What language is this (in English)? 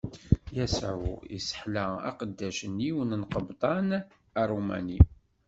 Kabyle